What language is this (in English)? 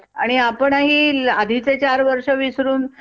Marathi